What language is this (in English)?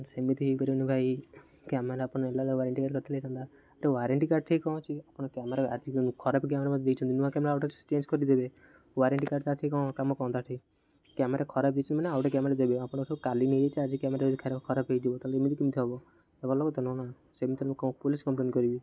Odia